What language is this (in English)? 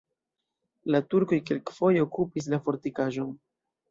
Esperanto